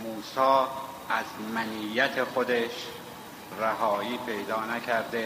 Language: Persian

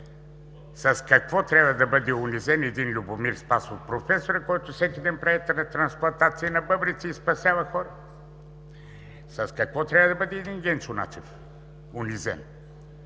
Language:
Bulgarian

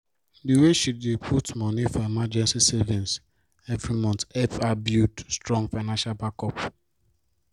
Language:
Nigerian Pidgin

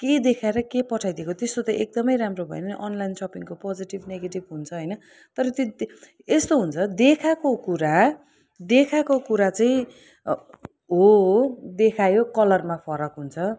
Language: Nepali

